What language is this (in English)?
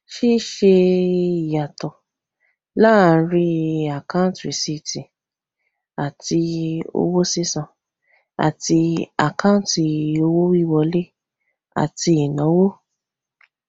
Yoruba